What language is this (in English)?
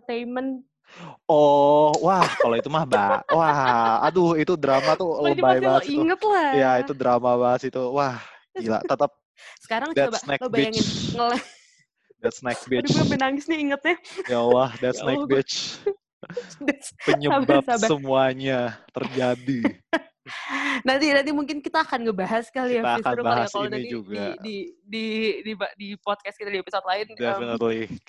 Indonesian